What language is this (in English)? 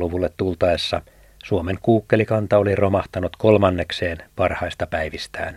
Finnish